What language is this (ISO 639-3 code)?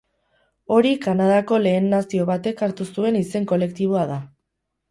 eus